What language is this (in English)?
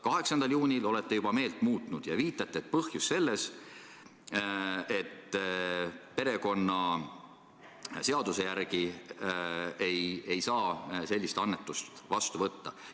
Estonian